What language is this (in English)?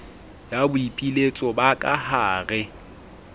Southern Sotho